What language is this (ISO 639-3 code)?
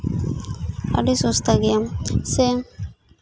sat